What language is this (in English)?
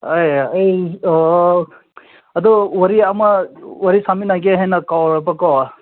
Manipuri